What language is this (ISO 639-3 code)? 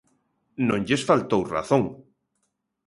glg